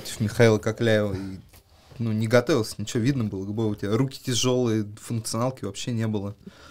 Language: Russian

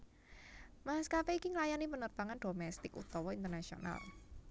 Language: Javanese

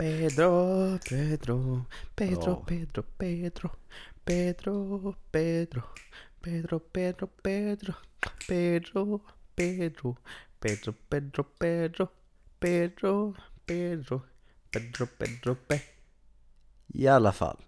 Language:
Swedish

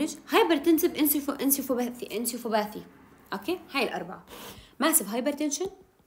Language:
Arabic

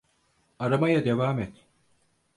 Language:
Turkish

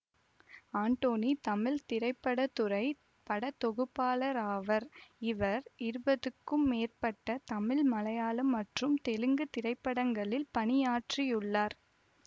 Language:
Tamil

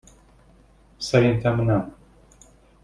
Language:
Hungarian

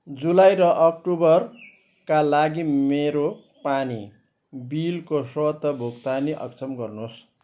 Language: Nepali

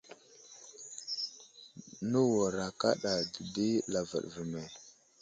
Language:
Wuzlam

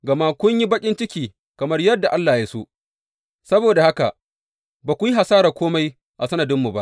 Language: Hausa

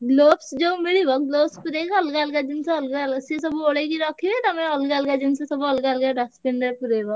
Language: Odia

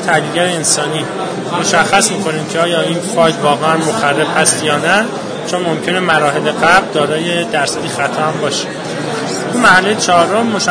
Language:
Persian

